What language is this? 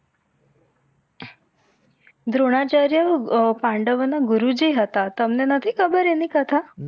Gujarati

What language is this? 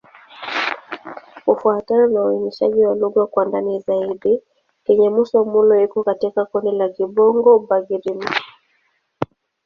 Swahili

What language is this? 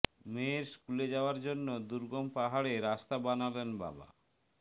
Bangla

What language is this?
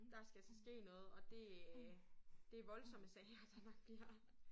Danish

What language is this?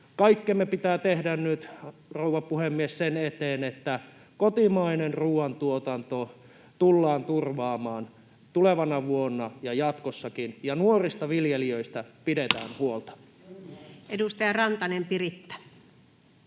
Finnish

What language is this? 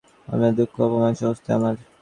Bangla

